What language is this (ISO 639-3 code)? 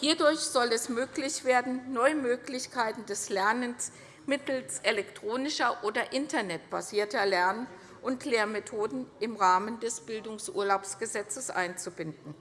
deu